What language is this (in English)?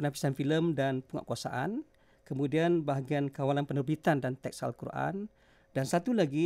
Malay